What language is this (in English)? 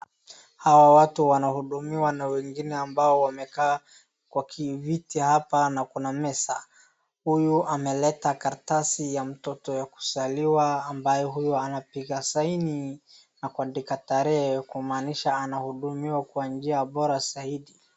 Swahili